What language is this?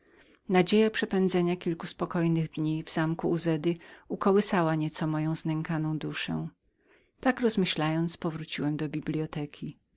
Polish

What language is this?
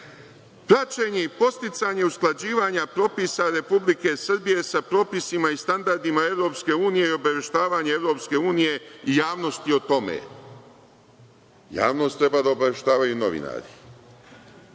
Serbian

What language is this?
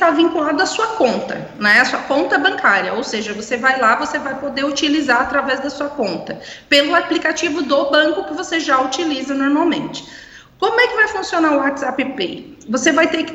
Portuguese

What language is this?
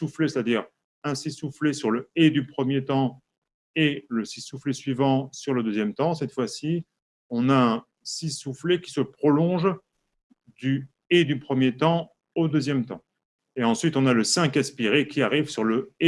French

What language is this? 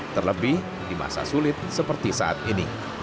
Indonesian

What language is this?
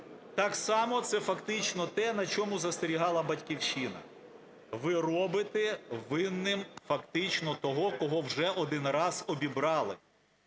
Ukrainian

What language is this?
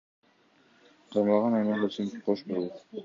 Kyrgyz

